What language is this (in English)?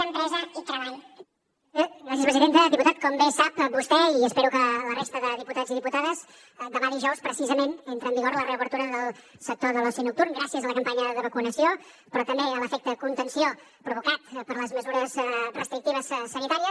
Catalan